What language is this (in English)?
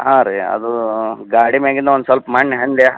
Kannada